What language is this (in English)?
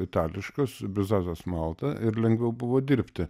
Lithuanian